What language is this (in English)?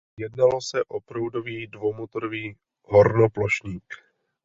Czech